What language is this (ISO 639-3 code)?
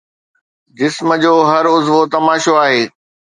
snd